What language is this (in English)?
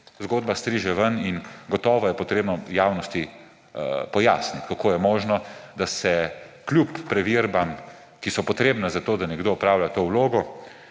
Slovenian